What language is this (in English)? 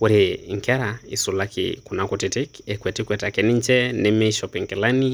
Masai